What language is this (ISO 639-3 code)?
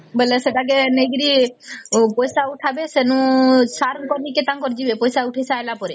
ori